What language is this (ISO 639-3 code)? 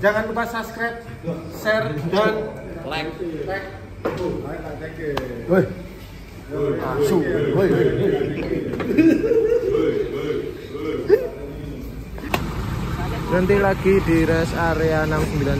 ind